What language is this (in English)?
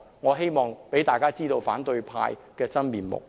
Cantonese